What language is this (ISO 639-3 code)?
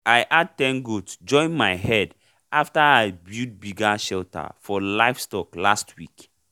pcm